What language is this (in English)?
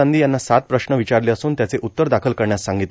Marathi